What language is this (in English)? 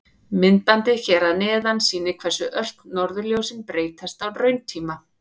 Icelandic